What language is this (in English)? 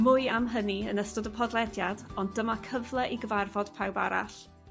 Welsh